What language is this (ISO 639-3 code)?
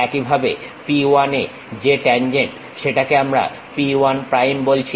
ben